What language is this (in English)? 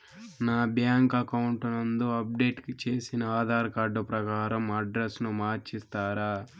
Telugu